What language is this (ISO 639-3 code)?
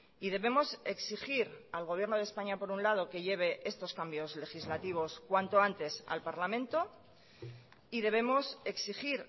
spa